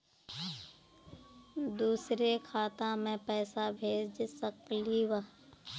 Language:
Magahi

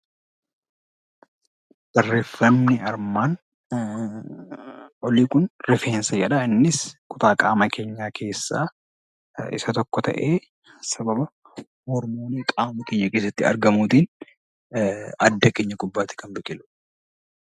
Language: Oromo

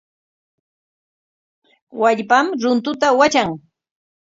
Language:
Corongo Ancash Quechua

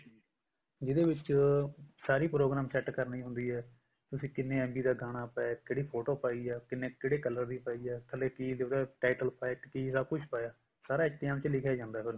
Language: Punjabi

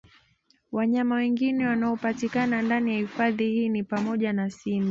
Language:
Swahili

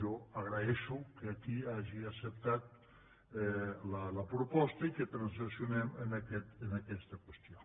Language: Catalan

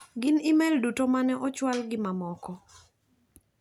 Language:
Luo (Kenya and Tanzania)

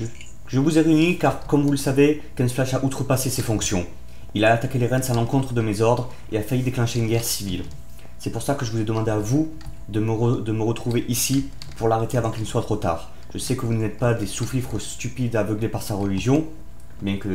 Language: French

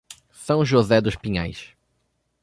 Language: Portuguese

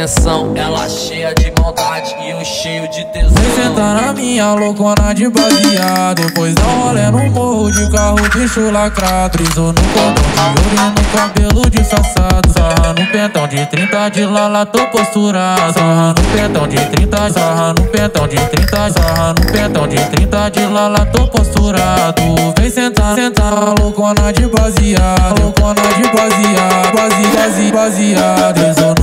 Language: Romanian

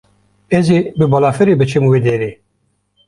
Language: Kurdish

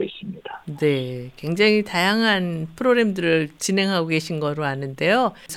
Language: Korean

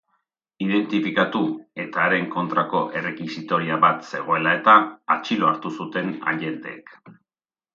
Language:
Basque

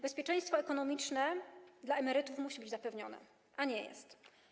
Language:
Polish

